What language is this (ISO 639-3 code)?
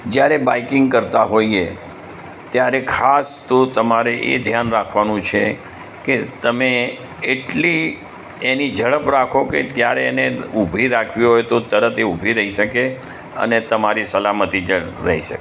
guj